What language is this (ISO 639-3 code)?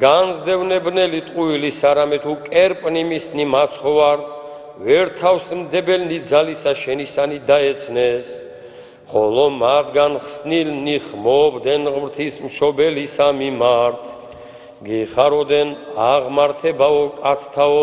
ron